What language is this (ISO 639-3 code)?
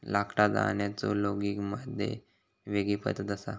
mar